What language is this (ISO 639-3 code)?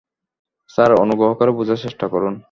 ben